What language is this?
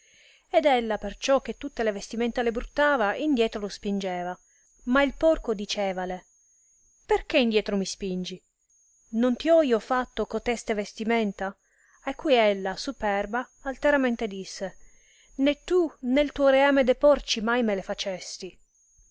Italian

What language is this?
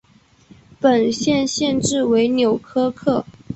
Chinese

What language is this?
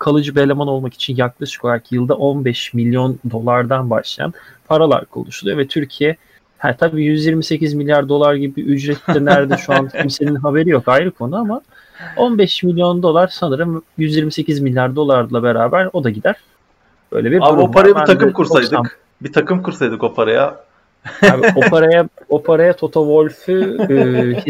Turkish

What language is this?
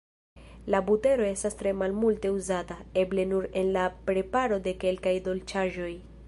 Esperanto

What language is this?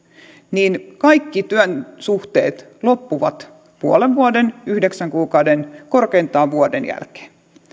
Finnish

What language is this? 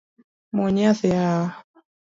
Luo (Kenya and Tanzania)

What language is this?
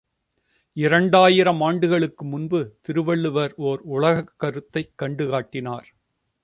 Tamil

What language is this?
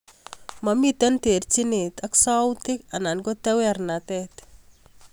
Kalenjin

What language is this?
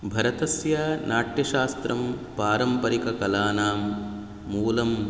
Sanskrit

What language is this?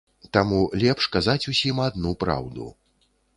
Belarusian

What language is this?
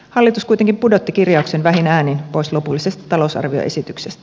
Finnish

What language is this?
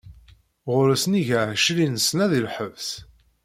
Kabyle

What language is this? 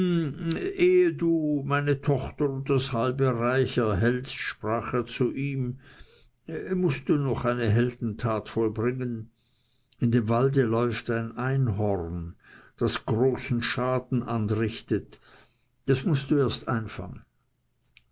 German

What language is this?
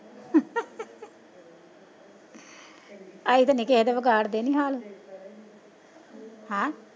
Punjabi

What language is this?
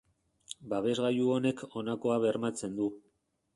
Basque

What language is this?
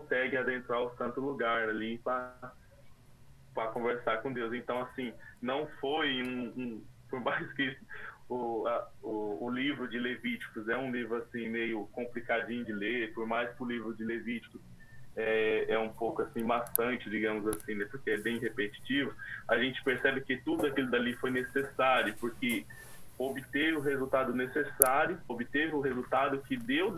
Portuguese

